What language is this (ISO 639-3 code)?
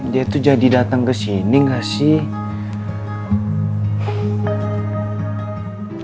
ind